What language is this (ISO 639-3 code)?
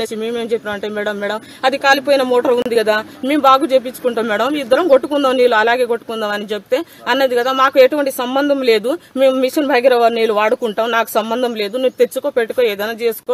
tel